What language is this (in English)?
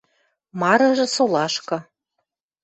Western Mari